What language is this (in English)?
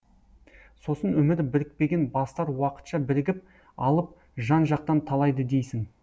Kazakh